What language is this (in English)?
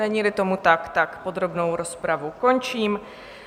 Czech